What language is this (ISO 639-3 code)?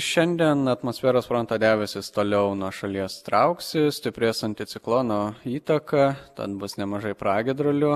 lit